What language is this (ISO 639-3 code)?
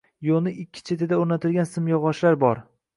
uzb